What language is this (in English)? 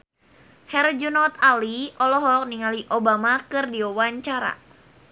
Sundanese